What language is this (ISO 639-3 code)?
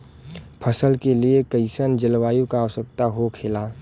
bho